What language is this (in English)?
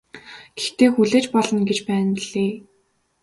Mongolian